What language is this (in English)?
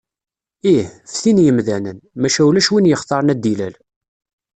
Kabyle